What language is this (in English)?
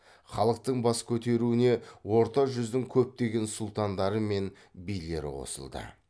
Kazakh